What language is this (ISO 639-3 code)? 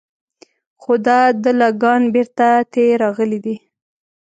pus